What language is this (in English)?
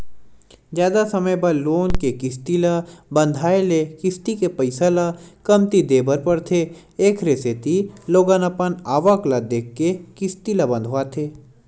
Chhattisgarhi